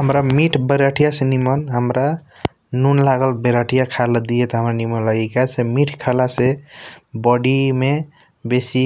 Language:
Kochila Tharu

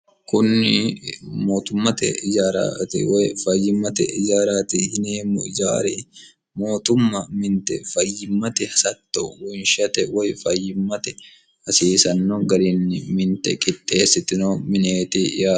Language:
Sidamo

